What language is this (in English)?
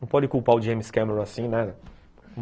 Portuguese